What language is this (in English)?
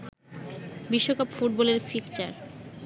Bangla